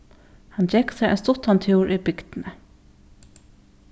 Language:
Faroese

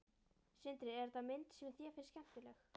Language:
Icelandic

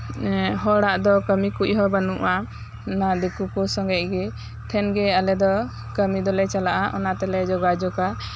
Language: Santali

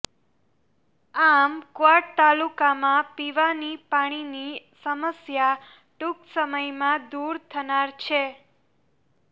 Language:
Gujarati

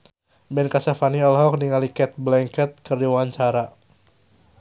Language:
Sundanese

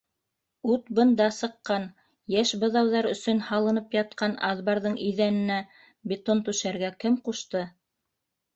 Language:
Bashkir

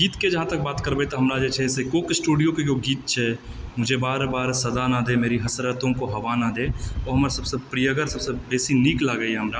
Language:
Maithili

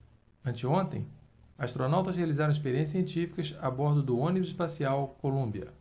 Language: Portuguese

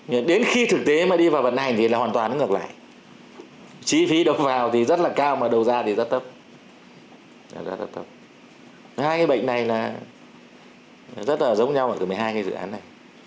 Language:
Vietnamese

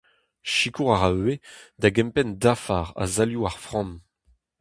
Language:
Breton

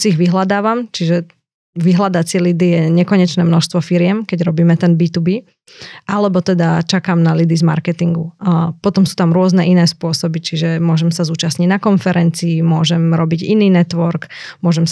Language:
Slovak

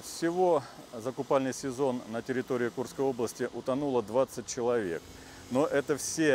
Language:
Russian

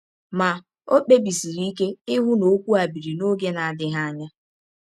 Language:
Igbo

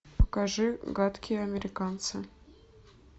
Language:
Russian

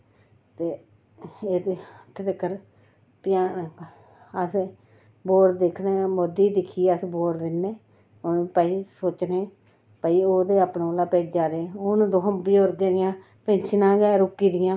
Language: Dogri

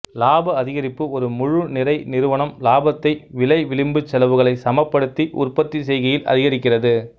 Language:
Tamil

